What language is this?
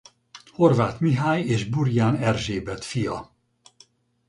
Hungarian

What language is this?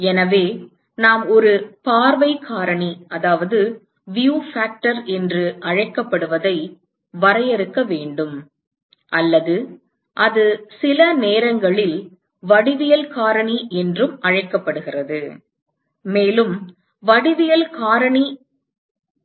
Tamil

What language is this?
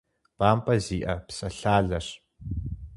Kabardian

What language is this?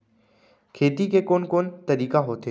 Chhattisgarhi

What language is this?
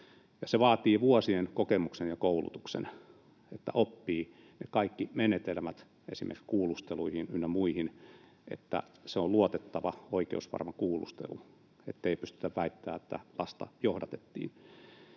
Finnish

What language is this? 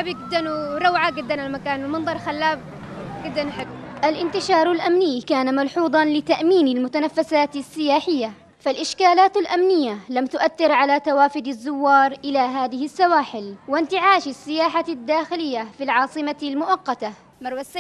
Arabic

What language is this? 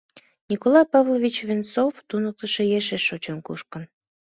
Mari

